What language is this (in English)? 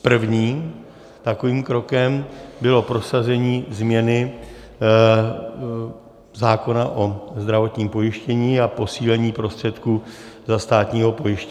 Czech